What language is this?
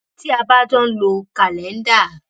Yoruba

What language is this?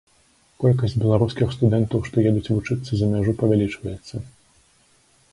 Belarusian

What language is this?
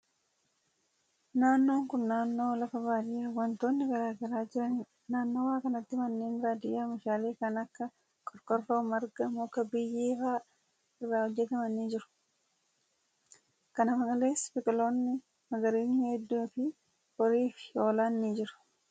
Oromo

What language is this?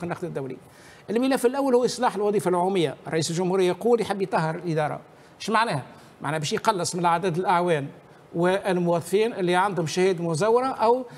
Arabic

